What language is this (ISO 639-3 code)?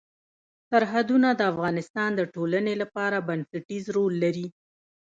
pus